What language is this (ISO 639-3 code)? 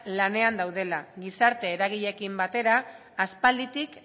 eus